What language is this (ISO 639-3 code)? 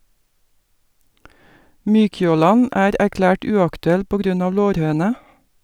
nor